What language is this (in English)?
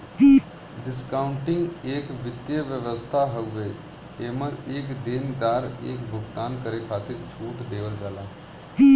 Bhojpuri